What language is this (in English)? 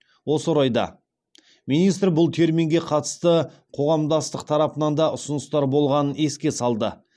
Kazakh